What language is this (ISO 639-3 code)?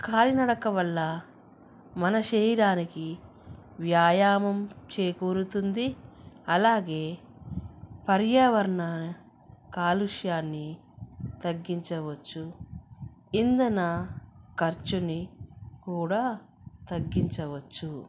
tel